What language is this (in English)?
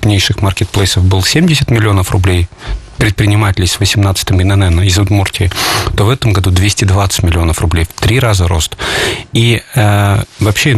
Russian